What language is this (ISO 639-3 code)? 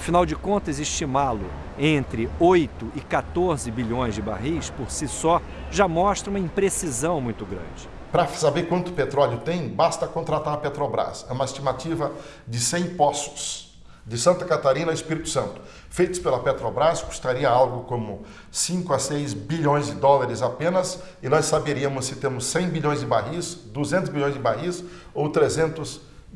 por